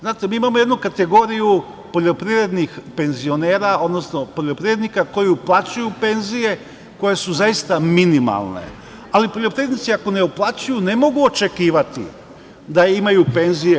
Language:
Serbian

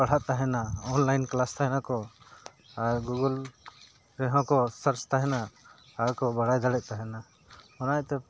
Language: Santali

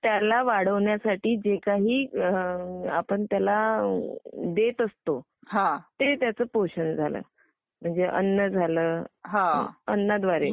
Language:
Marathi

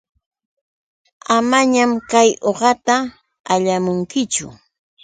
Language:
Yauyos Quechua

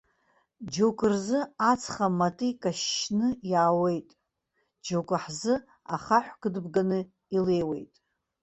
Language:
Abkhazian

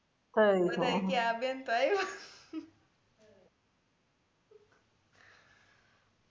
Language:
Gujarati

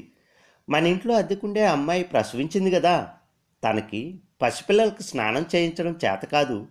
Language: Telugu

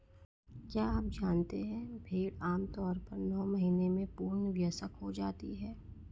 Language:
Hindi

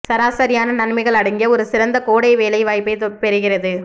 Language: Tamil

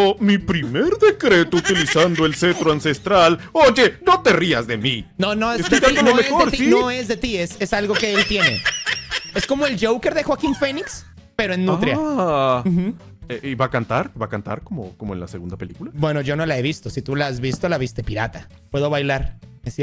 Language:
Spanish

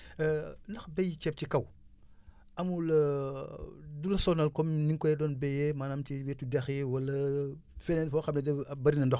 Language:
Wolof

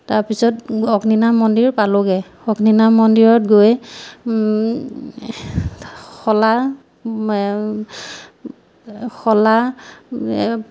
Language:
Assamese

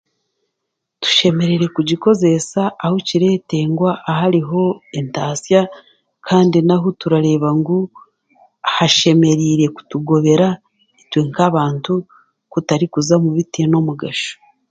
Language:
Chiga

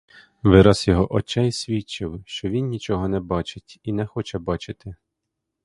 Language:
Ukrainian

